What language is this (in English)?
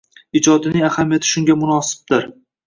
Uzbek